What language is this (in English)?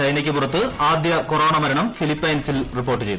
Malayalam